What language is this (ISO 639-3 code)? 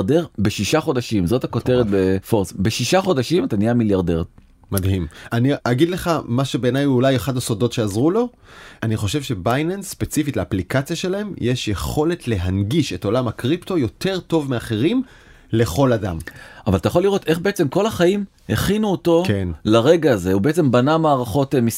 heb